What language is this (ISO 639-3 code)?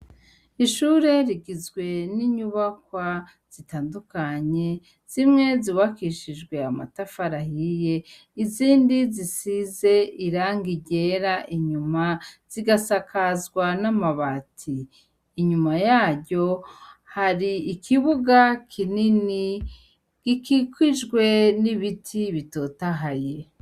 run